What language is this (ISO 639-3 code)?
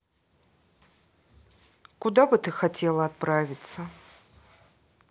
rus